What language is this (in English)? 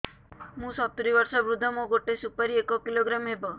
Odia